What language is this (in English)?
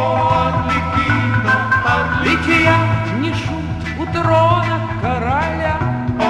Russian